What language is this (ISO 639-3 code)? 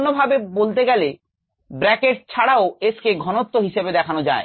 ben